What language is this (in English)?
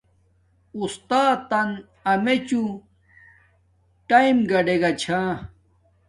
Domaaki